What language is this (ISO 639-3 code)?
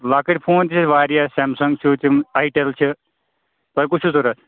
kas